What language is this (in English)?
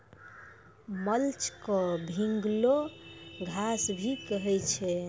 Maithili